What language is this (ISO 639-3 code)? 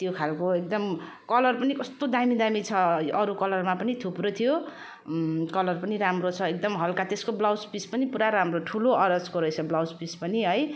nep